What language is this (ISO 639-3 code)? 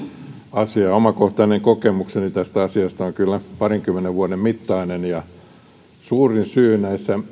fin